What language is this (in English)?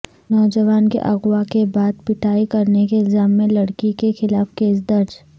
Urdu